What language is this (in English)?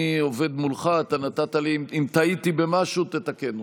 Hebrew